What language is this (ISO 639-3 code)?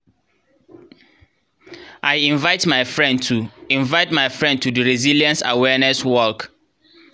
pcm